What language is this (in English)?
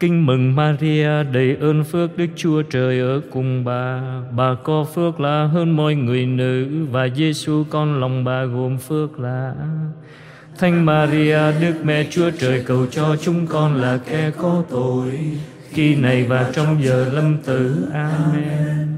Vietnamese